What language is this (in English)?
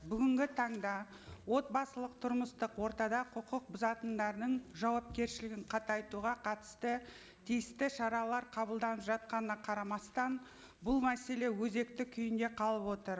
Kazakh